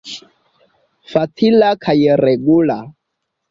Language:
Esperanto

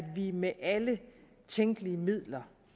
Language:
Danish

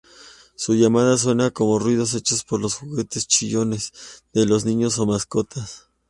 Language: Spanish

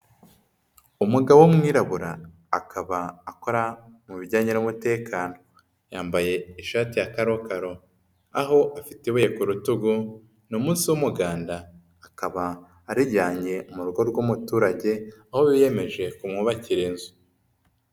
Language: Kinyarwanda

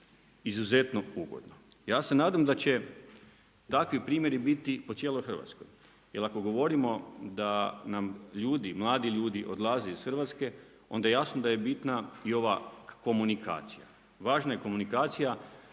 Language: Croatian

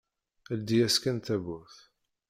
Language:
Kabyle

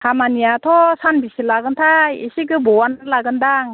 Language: Bodo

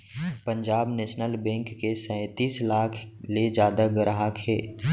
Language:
Chhattisgarhi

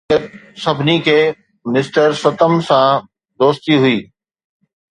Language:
Sindhi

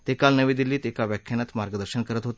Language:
Marathi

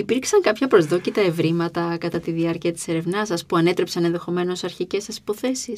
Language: Greek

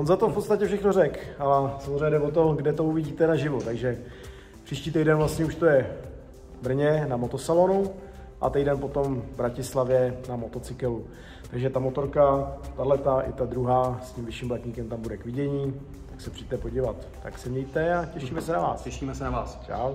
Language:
Czech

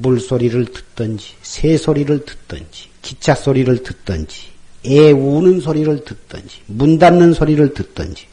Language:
Korean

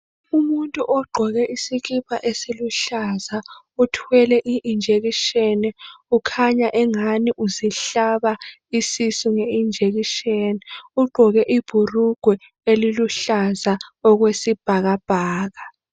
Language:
North Ndebele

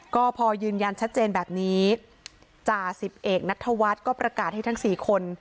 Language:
Thai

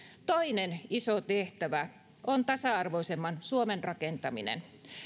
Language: Finnish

